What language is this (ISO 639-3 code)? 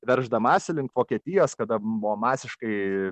lit